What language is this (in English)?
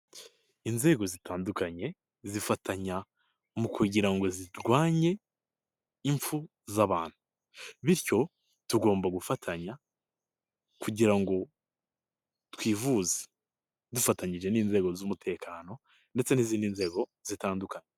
Kinyarwanda